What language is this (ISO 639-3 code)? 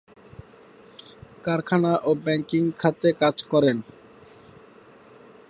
ben